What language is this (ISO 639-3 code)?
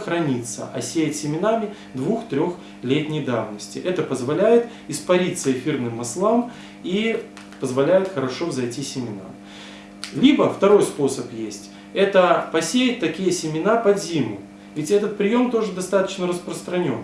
rus